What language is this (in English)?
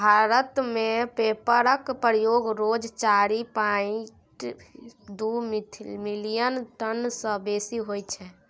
Maithili